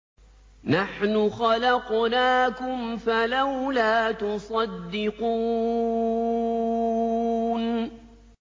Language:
Arabic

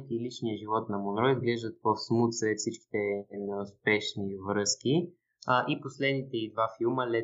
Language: Bulgarian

